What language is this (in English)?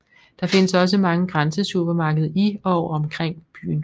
Danish